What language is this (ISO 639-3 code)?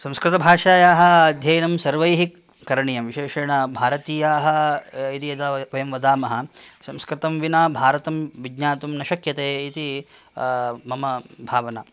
san